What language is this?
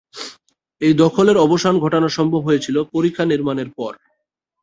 Bangla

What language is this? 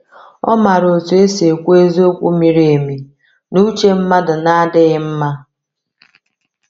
Igbo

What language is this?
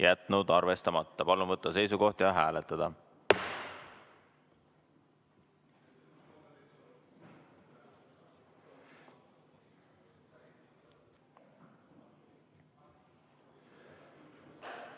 Estonian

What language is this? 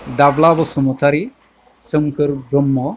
Bodo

